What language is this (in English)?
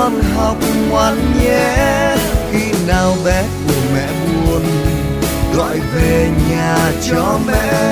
Vietnamese